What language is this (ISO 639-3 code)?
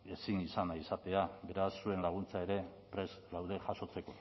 eus